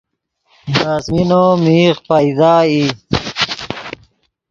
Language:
Yidgha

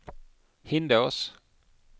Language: Swedish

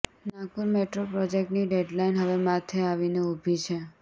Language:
Gujarati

